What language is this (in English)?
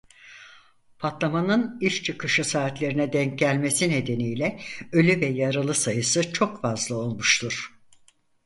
Turkish